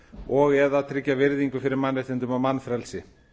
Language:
Icelandic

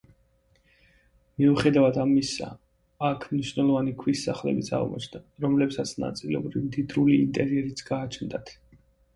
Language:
Georgian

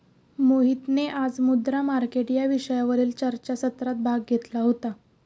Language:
Marathi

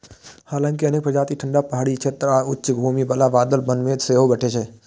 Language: Maithili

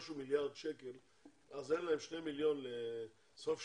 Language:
Hebrew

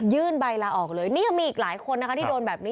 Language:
Thai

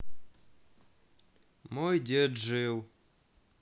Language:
Russian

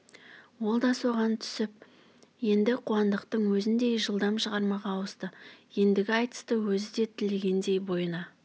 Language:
Kazakh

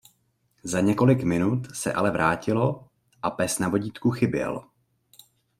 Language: Czech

